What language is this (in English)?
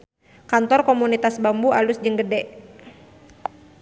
Sundanese